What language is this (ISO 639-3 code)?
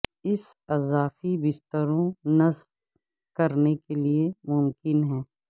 urd